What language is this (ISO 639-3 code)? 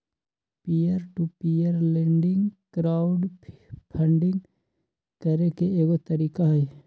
mag